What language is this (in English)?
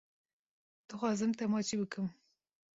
Kurdish